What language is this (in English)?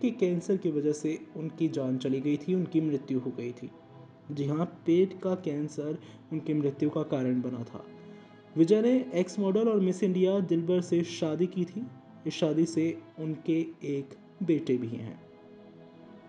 Hindi